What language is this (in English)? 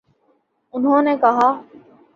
Urdu